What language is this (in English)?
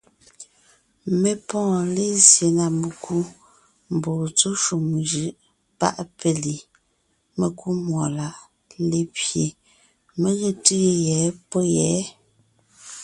Ngiemboon